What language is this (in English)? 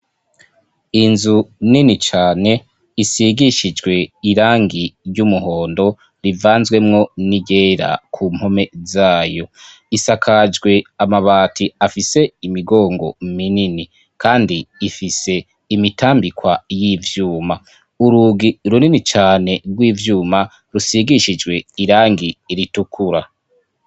Rundi